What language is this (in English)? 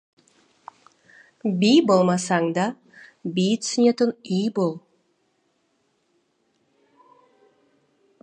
Kazakh